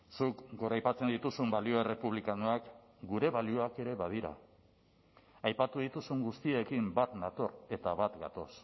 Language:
Basque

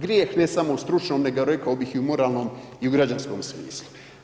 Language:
Croatian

